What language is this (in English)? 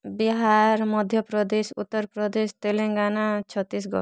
Odia